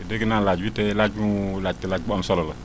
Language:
Wolof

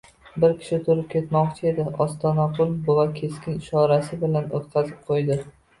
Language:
Uzbek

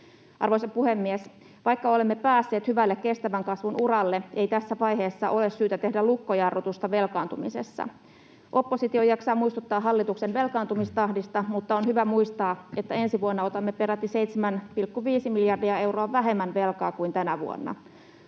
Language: Finnish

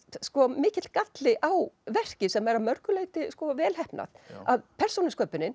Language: Icelandic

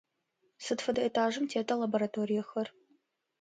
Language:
Adyghe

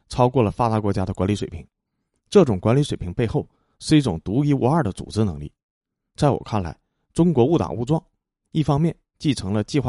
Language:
Chinese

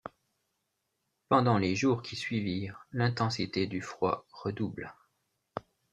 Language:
French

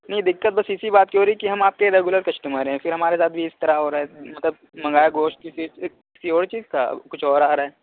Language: Urdu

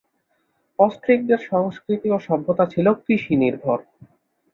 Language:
Bangla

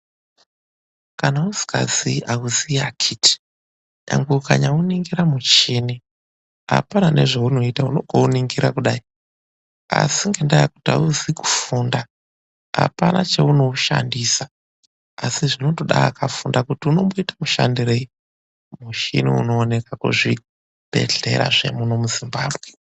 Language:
Ndau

